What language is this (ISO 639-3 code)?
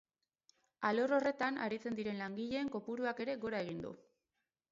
eus